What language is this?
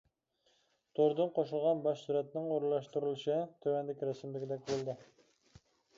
Uyghur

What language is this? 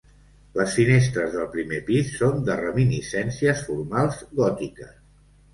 Catalan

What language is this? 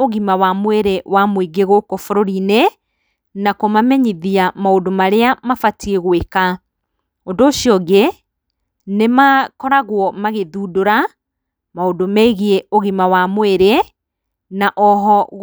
Kikuyu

